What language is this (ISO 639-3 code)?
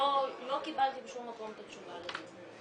heb